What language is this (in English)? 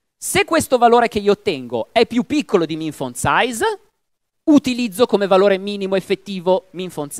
Italian